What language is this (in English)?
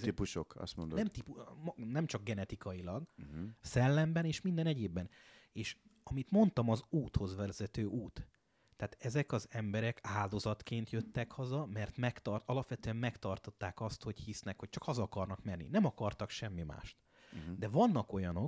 Hungarian